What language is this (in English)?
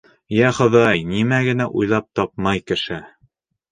Bashkir